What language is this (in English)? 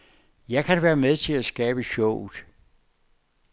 Danish